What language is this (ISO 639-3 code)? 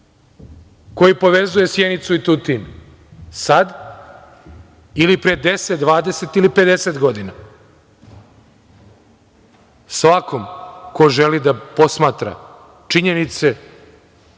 srp